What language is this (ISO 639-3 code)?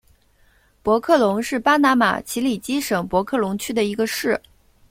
zho